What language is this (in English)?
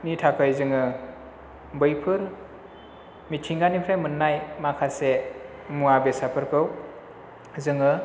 Bodo